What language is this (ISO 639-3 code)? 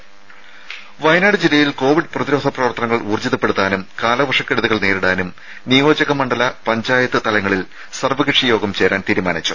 mal